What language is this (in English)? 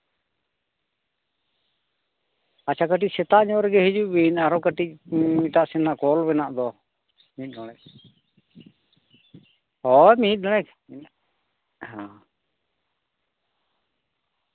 Santali